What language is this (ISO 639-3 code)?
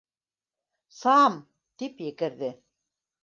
bak